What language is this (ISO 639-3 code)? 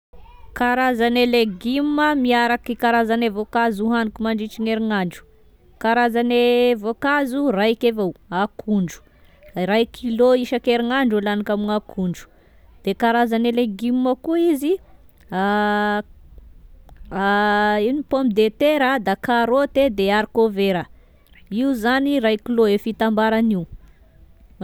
tkg